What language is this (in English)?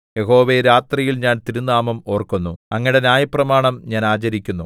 Malayalam